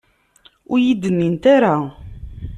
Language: Kabyle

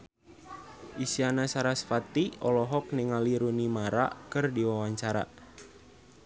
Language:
Sundanese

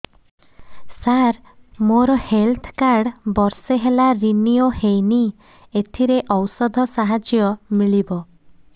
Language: Odia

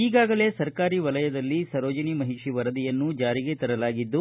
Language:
Kannada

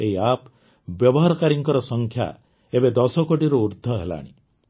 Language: Odia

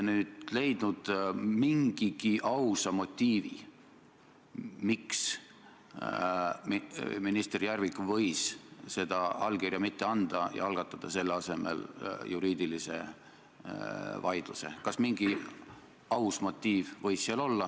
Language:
Estonian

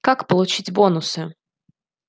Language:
Russian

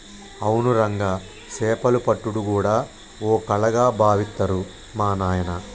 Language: Telugu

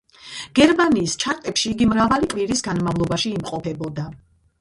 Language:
Georgian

